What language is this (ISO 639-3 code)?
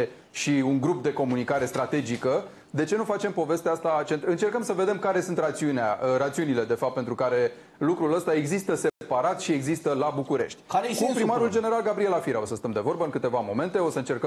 ron